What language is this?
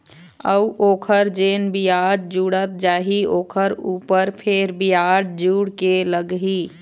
Chhattisgarhi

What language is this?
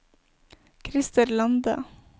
Norwegian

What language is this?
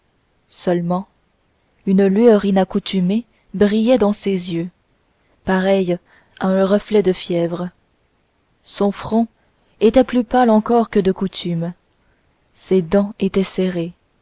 French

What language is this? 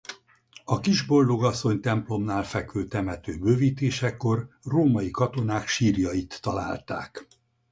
Hungarian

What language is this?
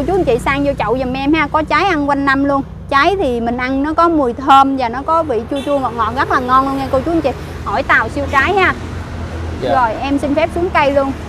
Vietnamese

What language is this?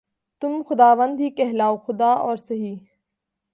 Urdu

